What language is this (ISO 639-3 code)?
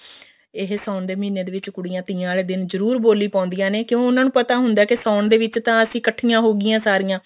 pan